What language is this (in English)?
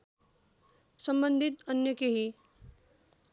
Nepali